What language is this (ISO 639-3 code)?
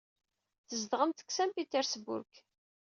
kab